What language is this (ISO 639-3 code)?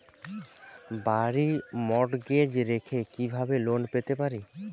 ben